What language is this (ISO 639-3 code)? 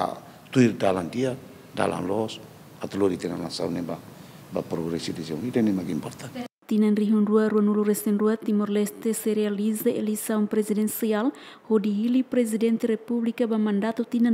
ind